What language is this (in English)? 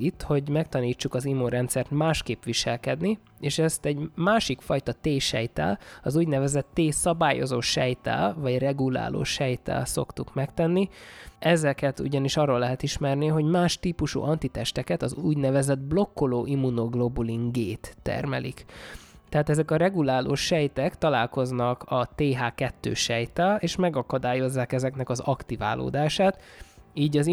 Hungarian